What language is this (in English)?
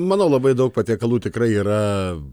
Lithuanian